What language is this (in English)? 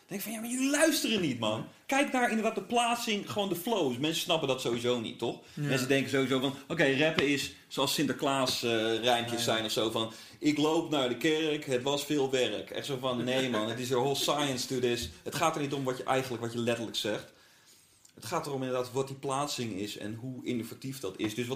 Dutch